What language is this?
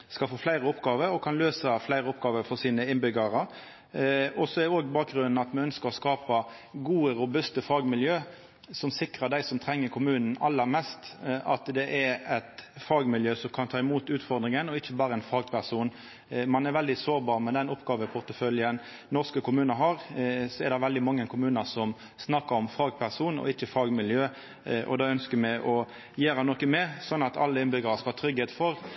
Norwegian Nynorsk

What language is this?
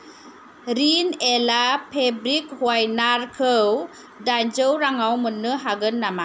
Bodo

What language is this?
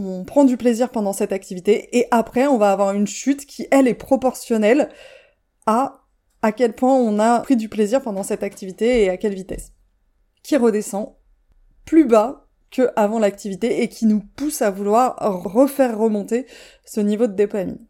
French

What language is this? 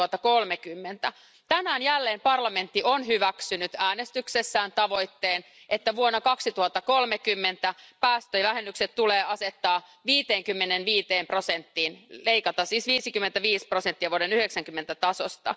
Finnish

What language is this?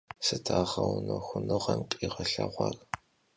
Kabardian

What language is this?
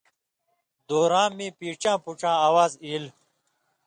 Indus Kohistani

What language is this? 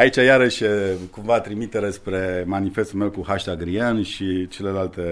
Romanian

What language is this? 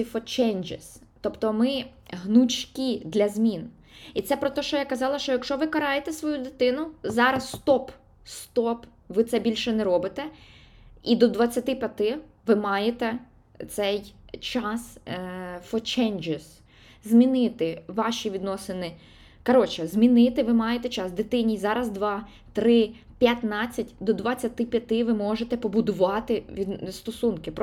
Ukrainian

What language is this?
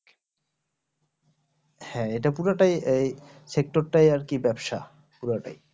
Bangla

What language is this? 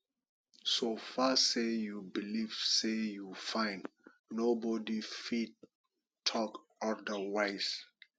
Nigerian Pidgin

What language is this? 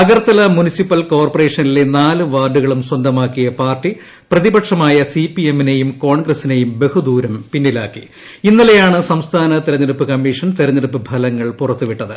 Malayalam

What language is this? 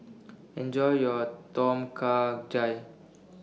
English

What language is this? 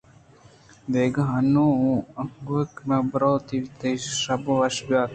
Eastern Balochi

